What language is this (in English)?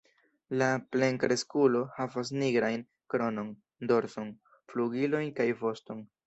Esperanto